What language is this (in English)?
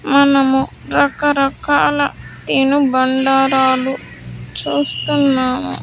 Telugu